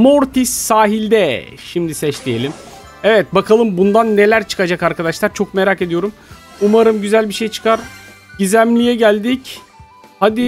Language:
Turkish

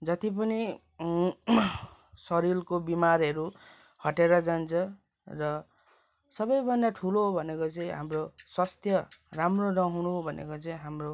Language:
Nepali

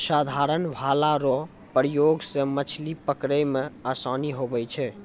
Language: Maithili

